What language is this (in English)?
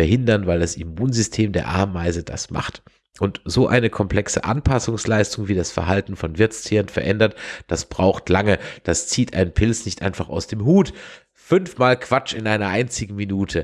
German